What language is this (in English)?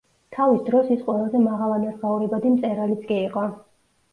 Georgian